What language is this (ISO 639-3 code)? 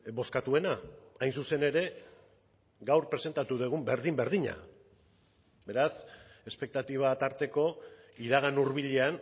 eus